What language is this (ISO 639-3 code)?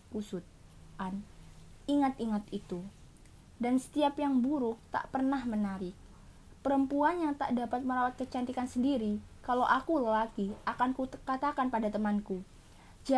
ind